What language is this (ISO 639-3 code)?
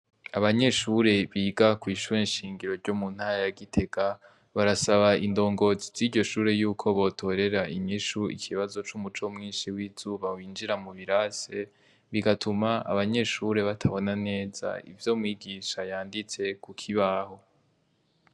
run